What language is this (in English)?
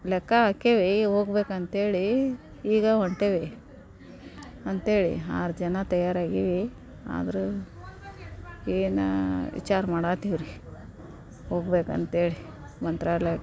Kannada